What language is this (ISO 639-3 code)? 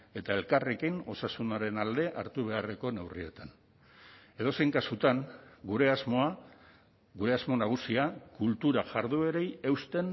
eus